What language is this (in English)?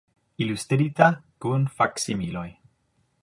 Esperanto